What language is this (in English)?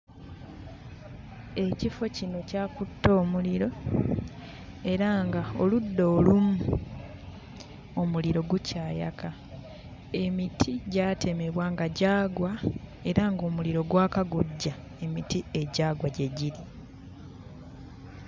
Ganda